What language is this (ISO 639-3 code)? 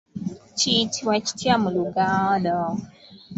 lug